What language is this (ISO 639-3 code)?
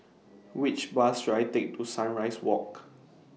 eng